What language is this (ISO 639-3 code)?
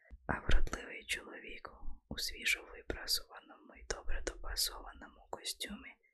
ukr